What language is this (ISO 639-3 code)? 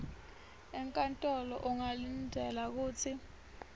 ssw